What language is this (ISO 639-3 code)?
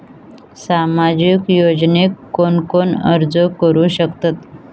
mar